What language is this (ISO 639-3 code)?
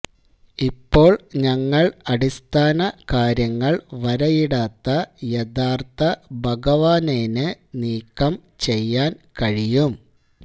mal